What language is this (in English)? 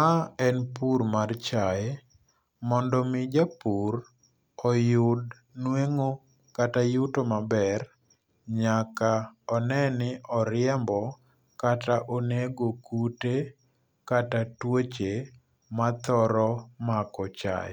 Luo (Kenya and Tanzania)